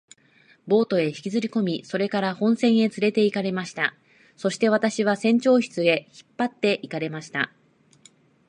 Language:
Japanese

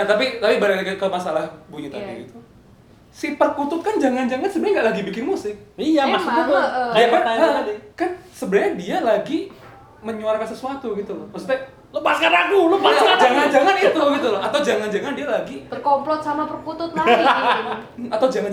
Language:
Indonesian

